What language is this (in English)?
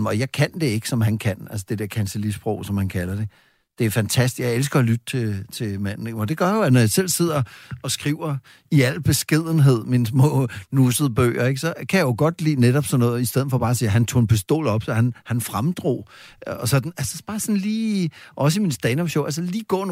Danish